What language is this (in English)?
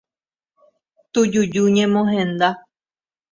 Guarani